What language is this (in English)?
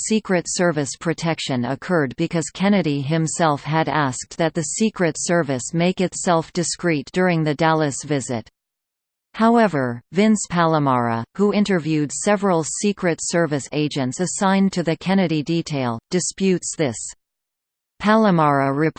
English